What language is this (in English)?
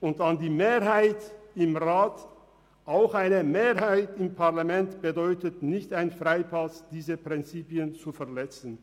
Swiss German